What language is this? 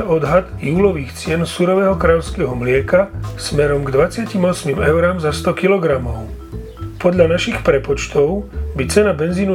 Slovak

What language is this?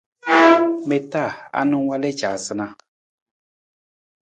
Nawdm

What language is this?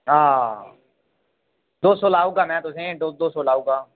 Dogri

